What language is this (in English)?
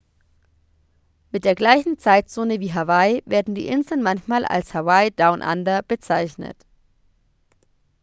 German